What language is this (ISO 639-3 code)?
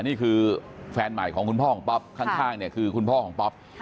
tha